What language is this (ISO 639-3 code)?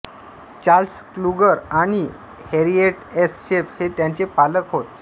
mar